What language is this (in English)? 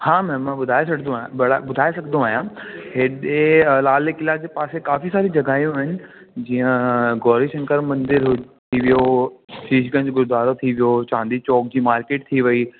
Sindhi